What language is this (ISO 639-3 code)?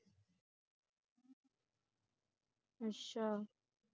pan